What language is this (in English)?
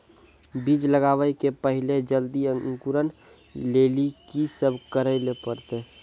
Maithili